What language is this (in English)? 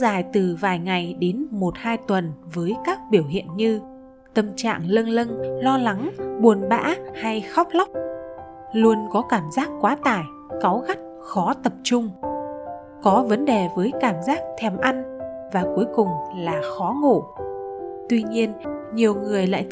Vietnamese